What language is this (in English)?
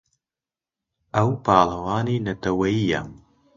Central Kurdish